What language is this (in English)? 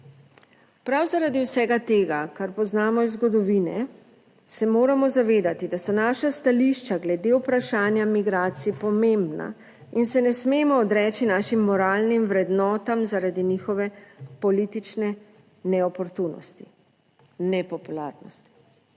Slovenian